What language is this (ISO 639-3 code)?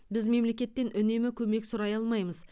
kaz